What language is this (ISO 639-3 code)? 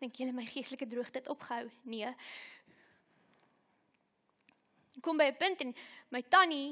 nld